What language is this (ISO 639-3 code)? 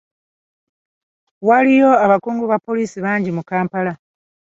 lug